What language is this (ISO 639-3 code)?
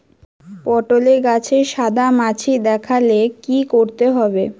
ben